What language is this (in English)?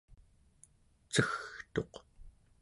Central Yupik